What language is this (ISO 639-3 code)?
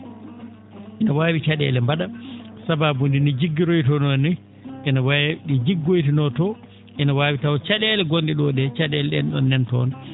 ful